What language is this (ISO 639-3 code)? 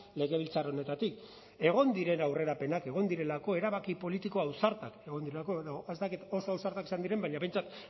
eus